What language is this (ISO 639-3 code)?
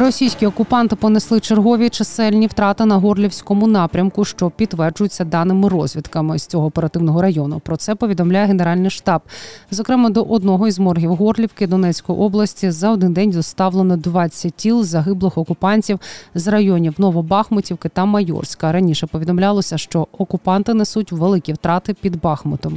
ukr